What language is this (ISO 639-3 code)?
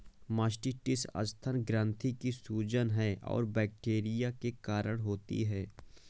hin